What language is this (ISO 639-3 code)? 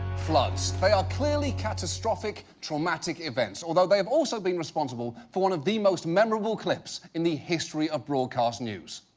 eng